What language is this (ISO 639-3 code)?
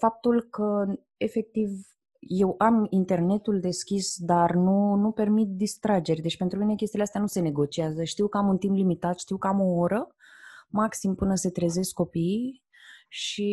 ron